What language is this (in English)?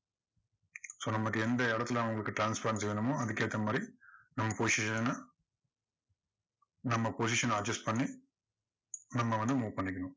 Tamil